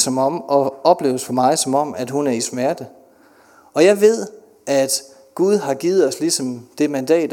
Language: Danish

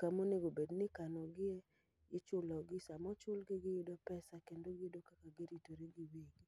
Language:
Luo (Kenya and Tanzania)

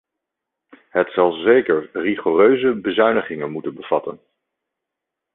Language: Dutch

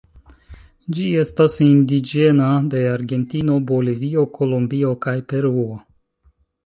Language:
Esperanto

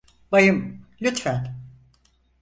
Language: Turkish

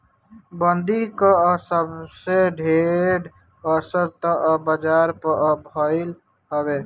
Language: Bhojpuri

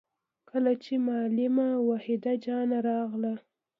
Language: Pashto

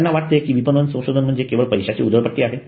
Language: Marathi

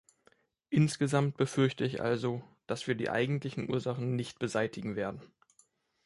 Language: German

